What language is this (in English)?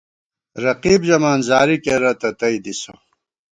Gawar-Bati